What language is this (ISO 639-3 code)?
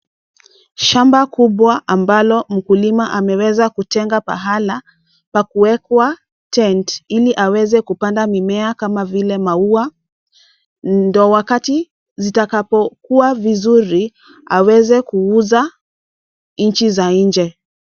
swa